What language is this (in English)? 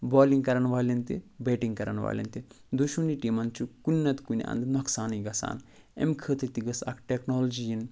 Kashmiri